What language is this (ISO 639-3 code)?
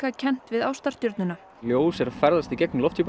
isl